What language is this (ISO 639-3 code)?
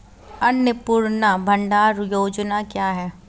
hin